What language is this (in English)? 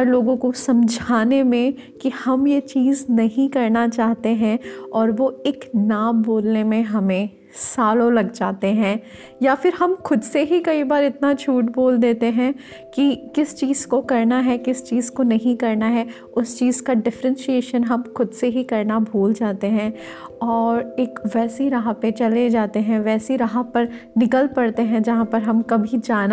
Hindi